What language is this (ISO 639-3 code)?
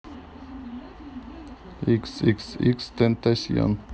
rus